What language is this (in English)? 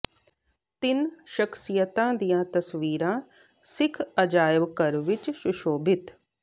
Punjabi